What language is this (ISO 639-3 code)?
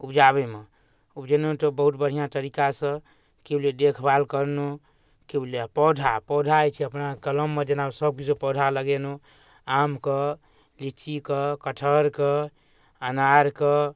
mai